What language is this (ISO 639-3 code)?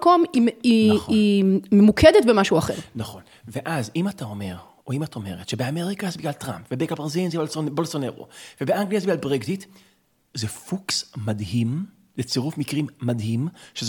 heb